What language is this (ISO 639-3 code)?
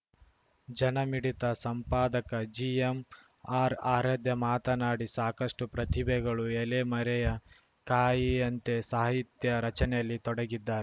kan